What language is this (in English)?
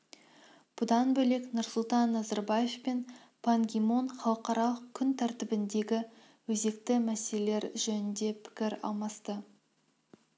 Kazakh